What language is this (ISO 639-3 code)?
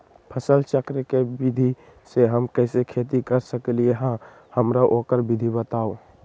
mag